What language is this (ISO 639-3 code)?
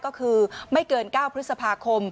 tha